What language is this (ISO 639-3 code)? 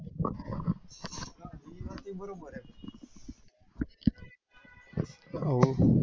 guj